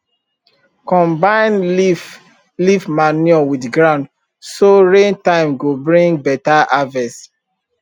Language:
Nigerian Pidgin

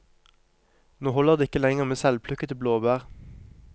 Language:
Norwegian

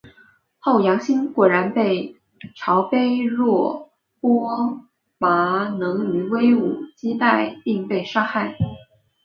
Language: Chinese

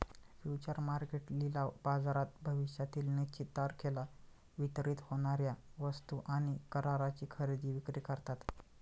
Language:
Marathi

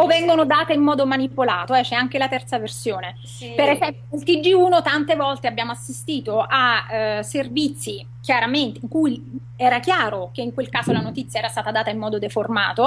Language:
Italian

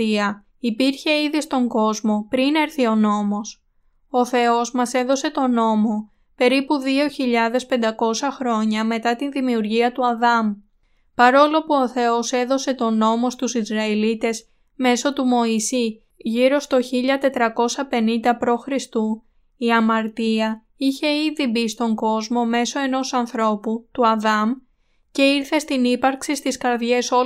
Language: Greek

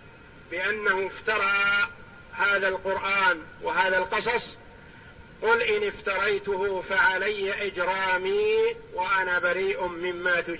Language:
Arabic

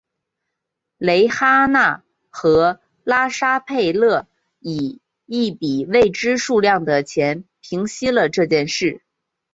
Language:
Chinese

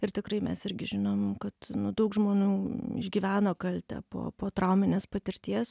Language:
Lithuanian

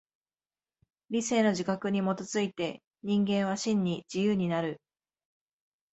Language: Japanese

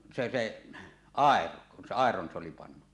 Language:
Finnish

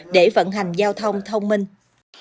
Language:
Vietnamese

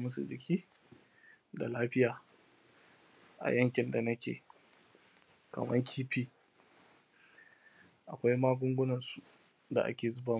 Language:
Hausa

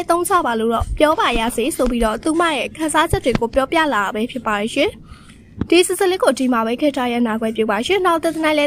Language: Thai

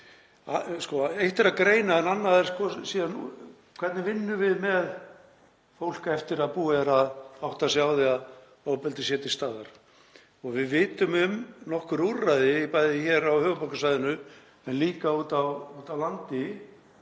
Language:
Icelandic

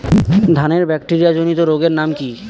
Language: Bangla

